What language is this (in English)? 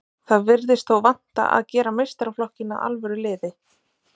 Icelandic